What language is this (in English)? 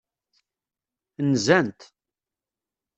Kabyle